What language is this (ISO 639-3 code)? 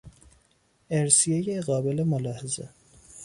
fas